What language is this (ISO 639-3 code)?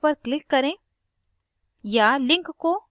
hin